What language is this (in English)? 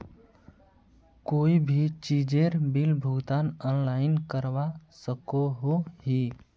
Magahi